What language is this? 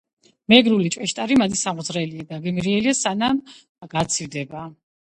Georgian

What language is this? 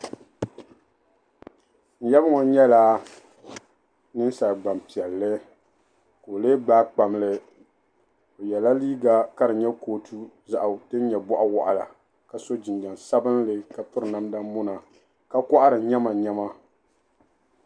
Dagbani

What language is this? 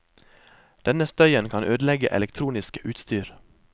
Norwegian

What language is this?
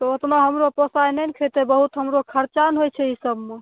Maithili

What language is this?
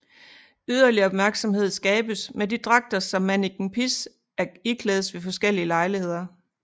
Danish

